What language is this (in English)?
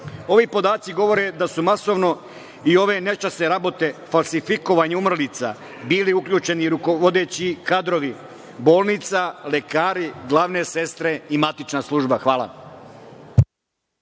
Serbian